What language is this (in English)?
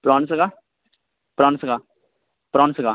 Urdu